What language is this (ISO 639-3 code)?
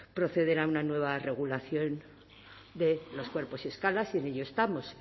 spa